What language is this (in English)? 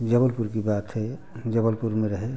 Hindi